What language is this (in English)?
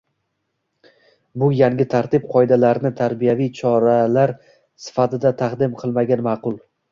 Uzbek